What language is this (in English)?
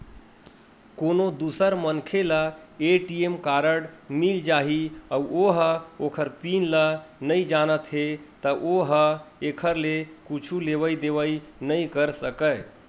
Chhattisgarhi